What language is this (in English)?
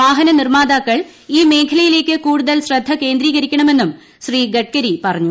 Malayalam